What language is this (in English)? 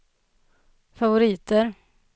Swedish